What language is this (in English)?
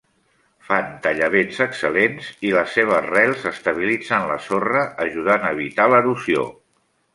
Catalan